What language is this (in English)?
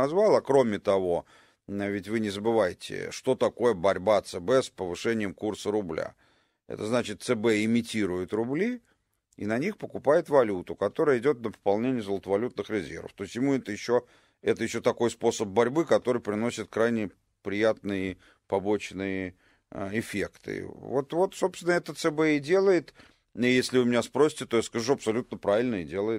Russian